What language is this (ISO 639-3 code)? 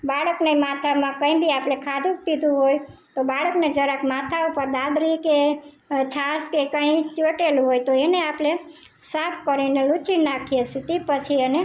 guj